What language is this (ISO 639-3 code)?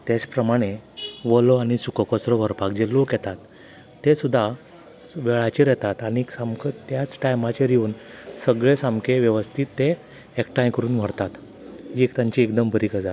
kok